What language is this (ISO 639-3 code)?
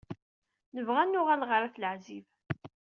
kab